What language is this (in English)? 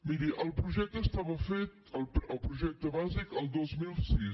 Catalan